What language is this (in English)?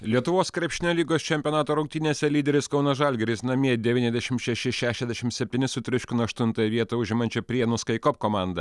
Lithuanian